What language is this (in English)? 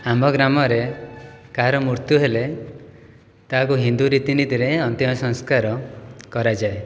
Odia